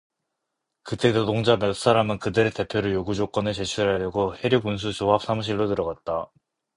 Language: Korean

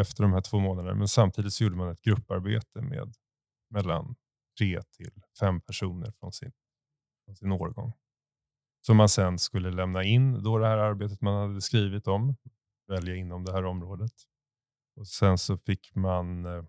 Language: Swedish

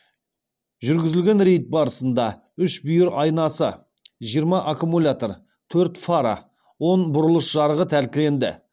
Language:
Kazakh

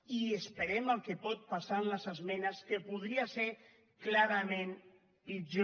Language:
Catalan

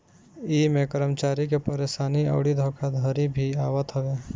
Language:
Bhojpuri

